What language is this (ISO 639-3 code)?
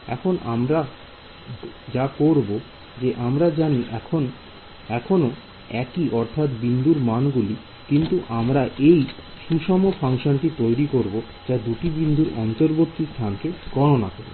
ben